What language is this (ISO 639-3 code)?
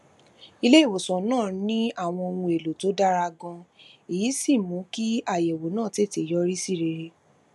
yor